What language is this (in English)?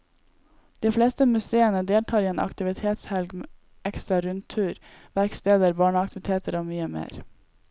Norwegian